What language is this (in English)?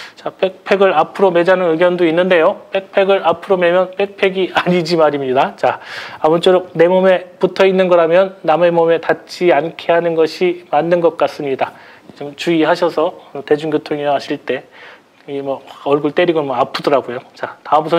Korean